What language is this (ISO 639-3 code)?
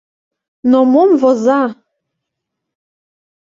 chm